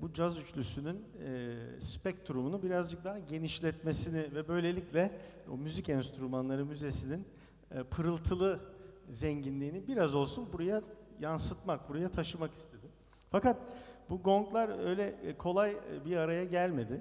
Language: Turkish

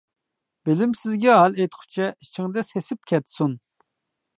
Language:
Uyghur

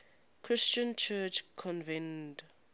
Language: English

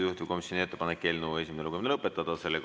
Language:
Estonian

